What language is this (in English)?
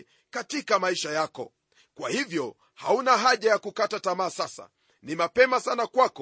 Swahili